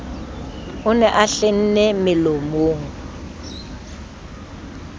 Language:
Southern Sotho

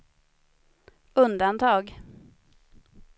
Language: Swedish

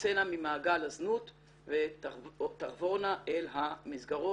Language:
Hebrew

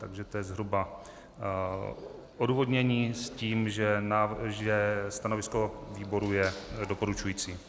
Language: Czech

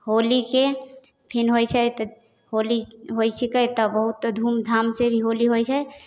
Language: Maithili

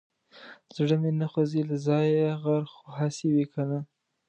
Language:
Pashto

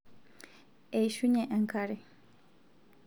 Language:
Masai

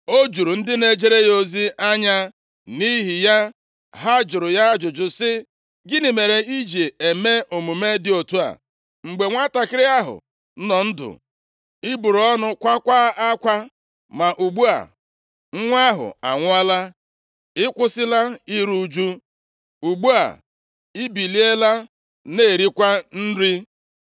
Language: Igbo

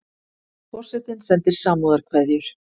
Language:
Icelandic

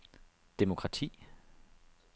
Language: Danish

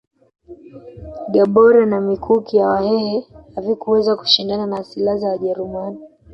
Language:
Swahili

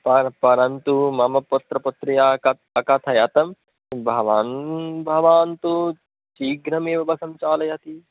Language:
Sanskrit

